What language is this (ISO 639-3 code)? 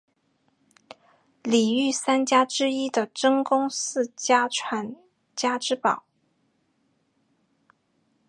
zho